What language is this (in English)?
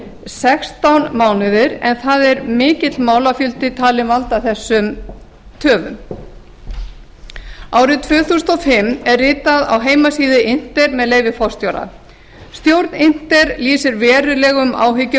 Icelandic